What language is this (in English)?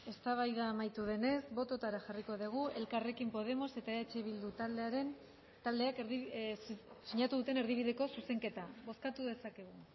Basque